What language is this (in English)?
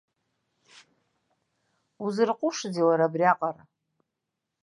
Abkhazian